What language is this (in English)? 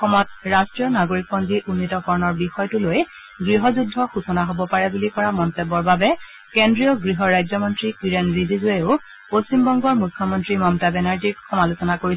Assamese